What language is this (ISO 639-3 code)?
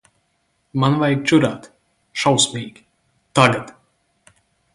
lav